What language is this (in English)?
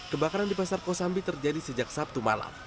Indonesian